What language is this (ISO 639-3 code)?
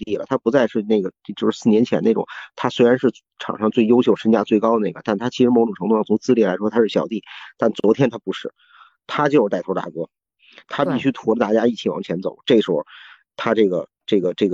zho